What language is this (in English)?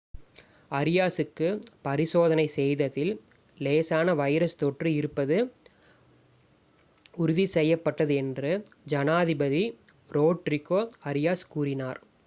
Tamil